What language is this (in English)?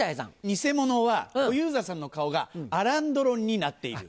Japanese